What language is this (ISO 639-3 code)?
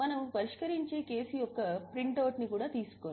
tel